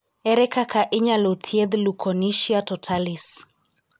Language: Luo (Kenya and Tanzania)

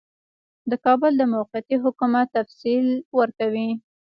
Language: Pashto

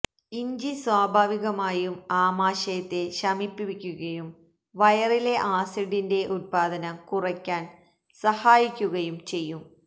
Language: Malayalam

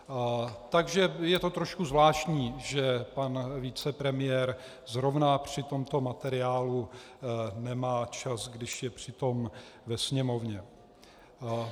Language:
Czech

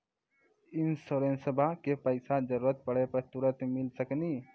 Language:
Maithili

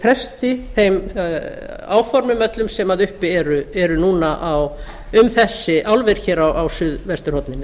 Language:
Icelandic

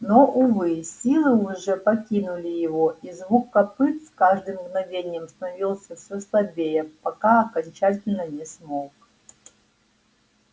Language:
Russian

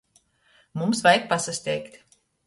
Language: Latgalian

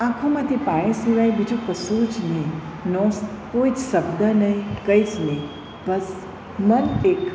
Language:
Gujarati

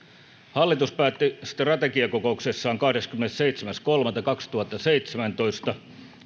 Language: Finnish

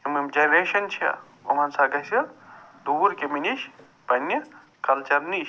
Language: Kashmiri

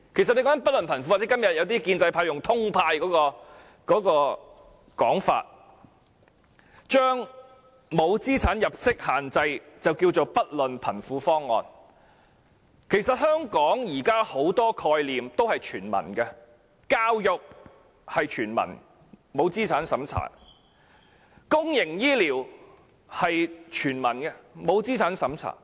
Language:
Cantonese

